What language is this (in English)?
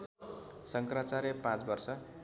Nepali